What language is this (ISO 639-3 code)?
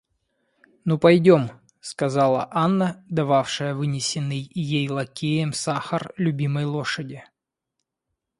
rus